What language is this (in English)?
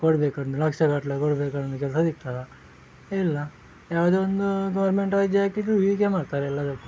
Kannada